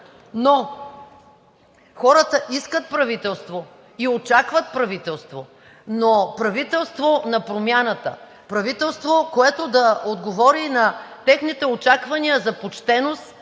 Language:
Bulgarian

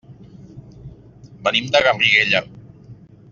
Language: Catalan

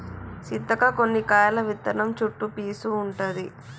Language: Telugu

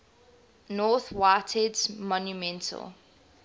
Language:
English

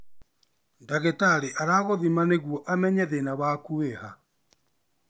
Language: Kikuyu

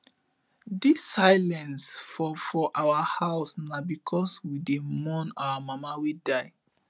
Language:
Nigerian Pidgin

